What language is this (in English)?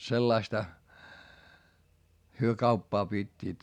Finnish